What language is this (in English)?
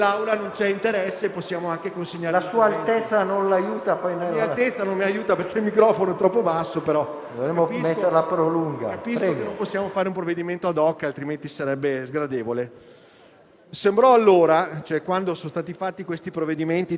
Italian